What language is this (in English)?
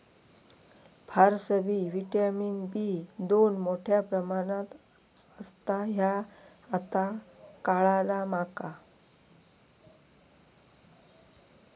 Marathi